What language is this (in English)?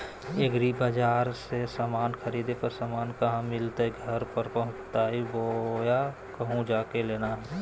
Magahi